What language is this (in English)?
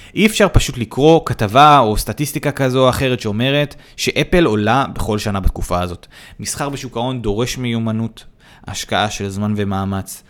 Hebrew